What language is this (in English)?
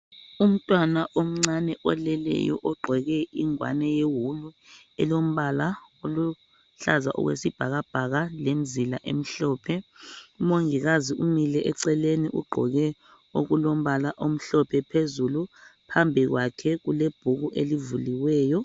North Ndebele